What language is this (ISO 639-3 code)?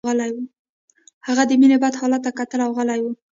pus